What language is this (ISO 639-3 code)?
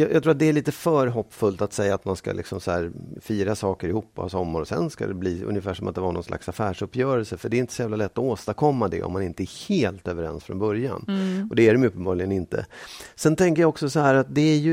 swe